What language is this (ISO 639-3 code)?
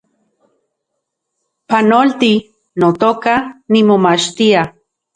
ncx